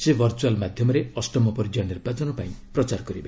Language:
Odia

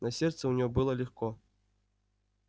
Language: Russian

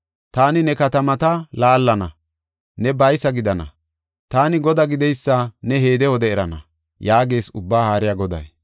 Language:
Gofa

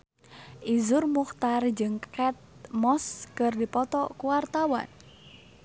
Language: Sundanese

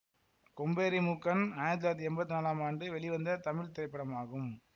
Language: Tamil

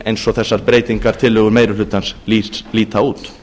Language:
Icelandic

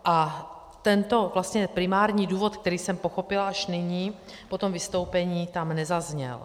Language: Czech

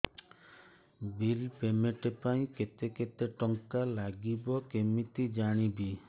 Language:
Odia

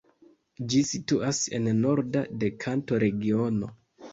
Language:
Esperanto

